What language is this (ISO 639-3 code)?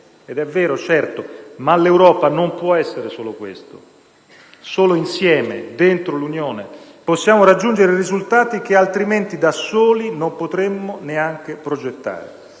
ita